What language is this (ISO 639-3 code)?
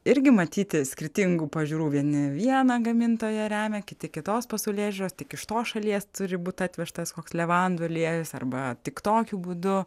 lit